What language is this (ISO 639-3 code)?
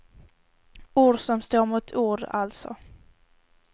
swe